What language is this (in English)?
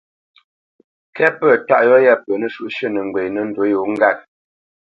Bamenyam